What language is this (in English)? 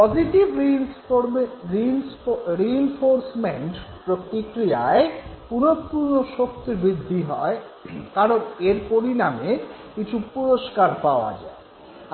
Bangla